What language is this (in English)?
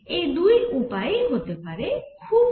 Bangla